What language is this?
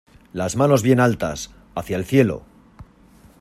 Spanish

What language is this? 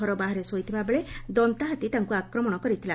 Odia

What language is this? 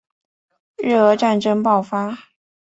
Chinese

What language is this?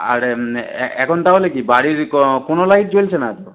Bangla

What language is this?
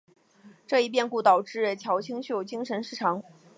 Chinese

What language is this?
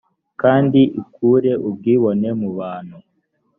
Kinyarwanda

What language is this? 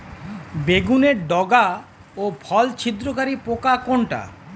Bangla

